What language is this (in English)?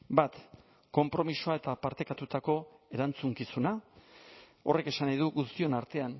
Basque